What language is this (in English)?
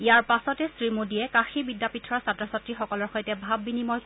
Assamese